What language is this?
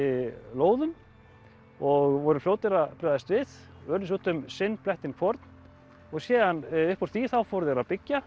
Icelandic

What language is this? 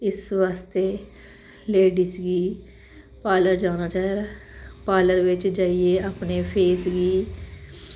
Dogri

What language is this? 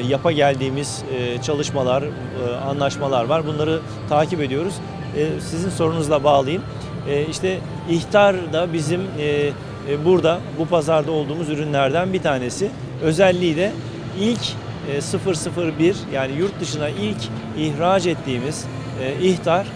Turkish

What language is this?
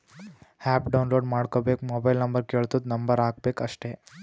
Kannada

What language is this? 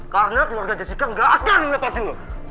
Indonesian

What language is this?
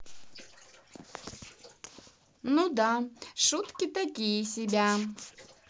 Russian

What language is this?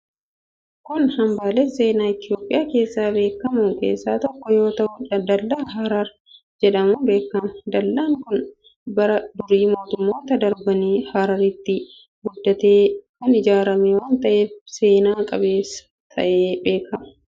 Oromo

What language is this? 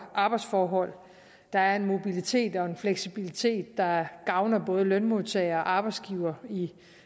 Danish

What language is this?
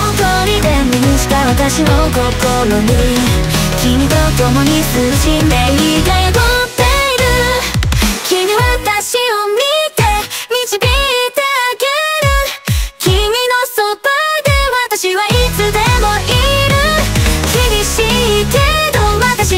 Japanese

